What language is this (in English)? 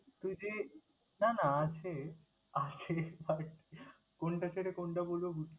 Bangla